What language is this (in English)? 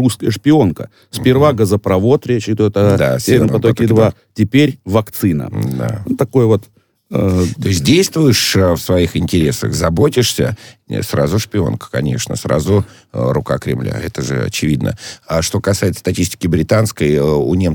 Russian